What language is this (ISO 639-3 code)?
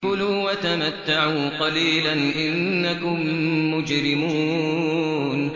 ara